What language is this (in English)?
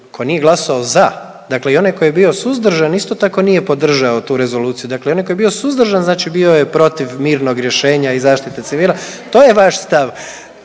Croatian